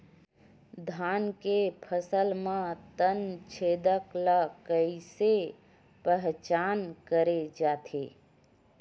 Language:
Chhattisgarhi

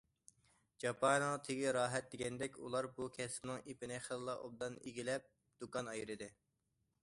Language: Uyghur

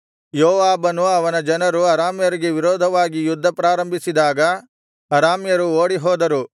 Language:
Kannada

